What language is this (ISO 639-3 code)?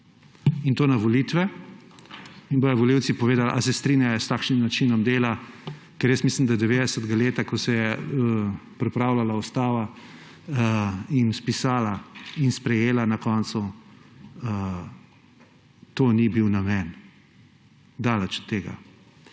slv